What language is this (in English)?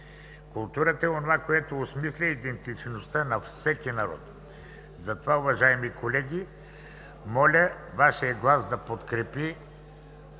Bulgarian